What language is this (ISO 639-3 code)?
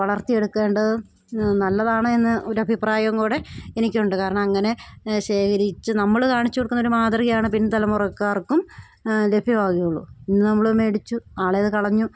mal